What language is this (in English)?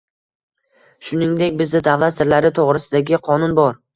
Uzbek